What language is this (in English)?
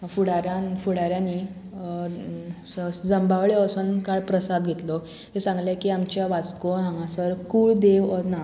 Konkani